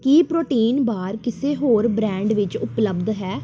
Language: Punjabi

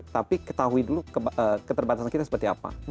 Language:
Indonesian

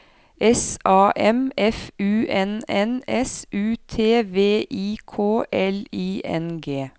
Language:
Norwegian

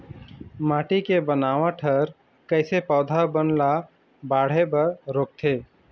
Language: Chhattisgarhi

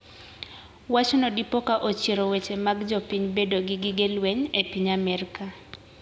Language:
Luo (Kenya and Tanzania)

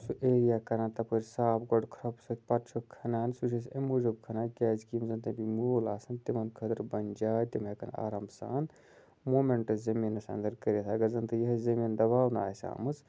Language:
Kashmiri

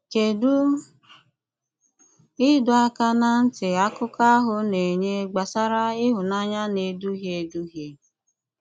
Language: Igbo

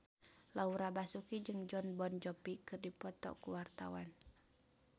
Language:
Sundanese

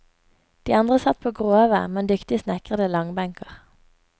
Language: Norwegian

